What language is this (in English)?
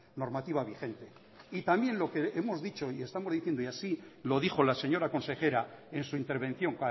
Spanish